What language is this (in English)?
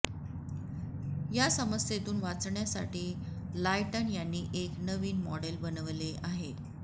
Marathi